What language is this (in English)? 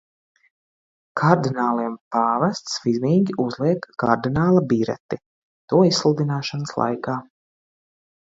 Latvian